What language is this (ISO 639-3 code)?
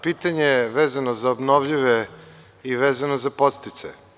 srp